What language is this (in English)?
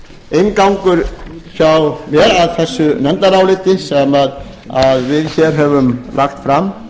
Icelandic